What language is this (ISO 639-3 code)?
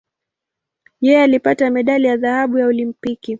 swa